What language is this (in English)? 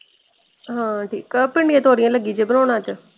Punjabi